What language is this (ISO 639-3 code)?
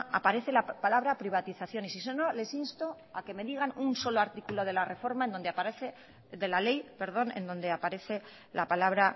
spa